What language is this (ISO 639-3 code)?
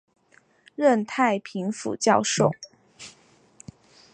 zho